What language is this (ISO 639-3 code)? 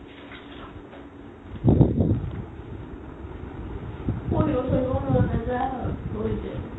asm